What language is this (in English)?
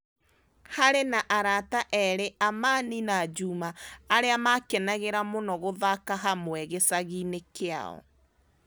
Kikuyu